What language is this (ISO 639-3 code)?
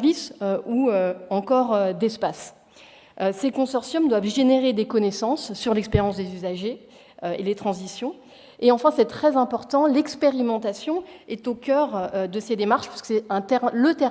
fra